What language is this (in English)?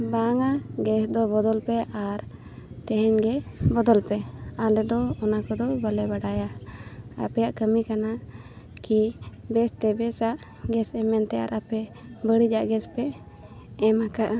Santali